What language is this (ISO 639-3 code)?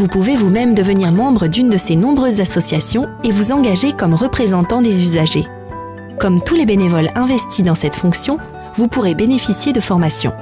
fra